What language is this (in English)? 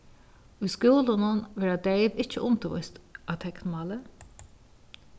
Faroese